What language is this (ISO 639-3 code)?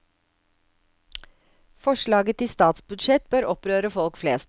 nor